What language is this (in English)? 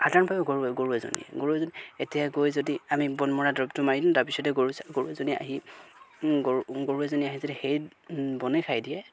Assamese